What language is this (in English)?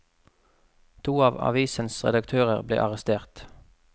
Norwegian